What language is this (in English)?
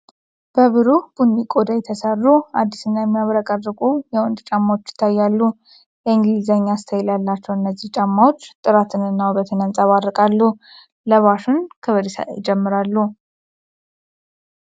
Amharic